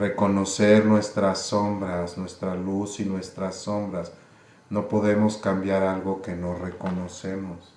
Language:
Spanish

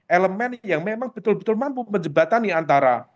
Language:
Indonesian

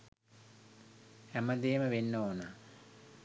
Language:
Sinhala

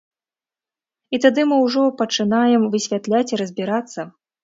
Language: Belarusian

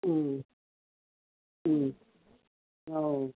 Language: Manipuri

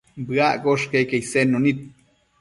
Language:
Matsés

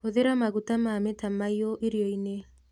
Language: Kikuyu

